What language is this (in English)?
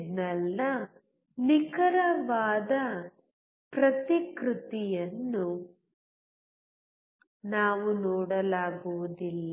Kannada